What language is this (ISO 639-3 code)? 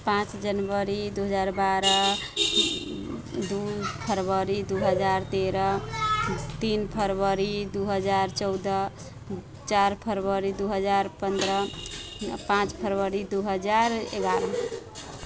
mai